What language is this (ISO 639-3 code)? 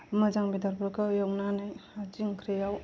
brx